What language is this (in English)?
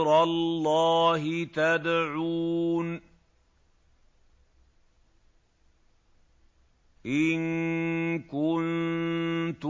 Arabic